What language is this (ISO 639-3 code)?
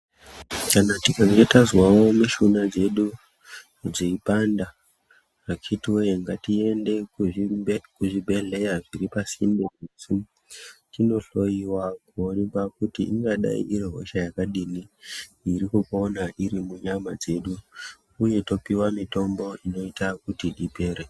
ndc